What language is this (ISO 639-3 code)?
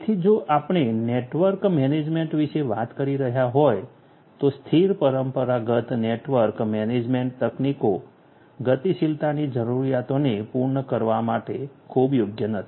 guj